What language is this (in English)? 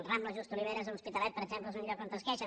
Catalan